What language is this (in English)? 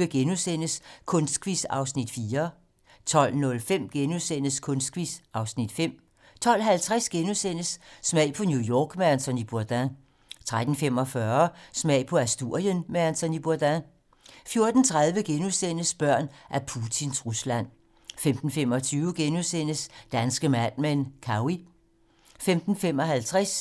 Danish